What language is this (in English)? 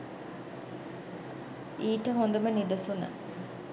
Sinhala